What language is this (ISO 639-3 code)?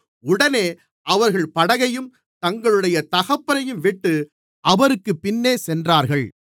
tam